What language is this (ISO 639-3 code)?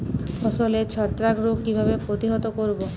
ben